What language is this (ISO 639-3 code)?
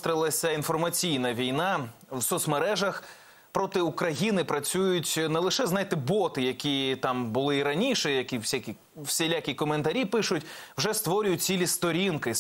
ukr